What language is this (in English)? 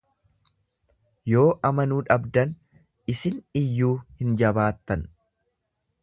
Oromo